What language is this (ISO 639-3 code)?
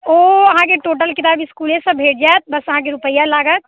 mai